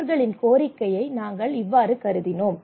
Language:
Tamil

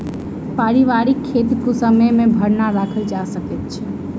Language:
Maithili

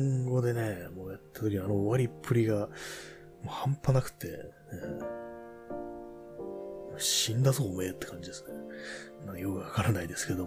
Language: Japanese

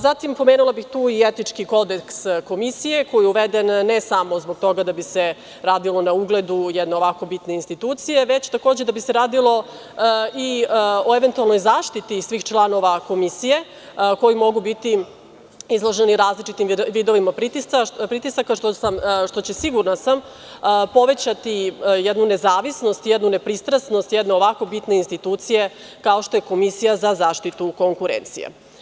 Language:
Serbian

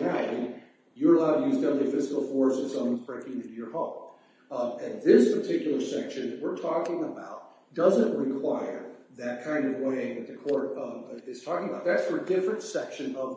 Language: English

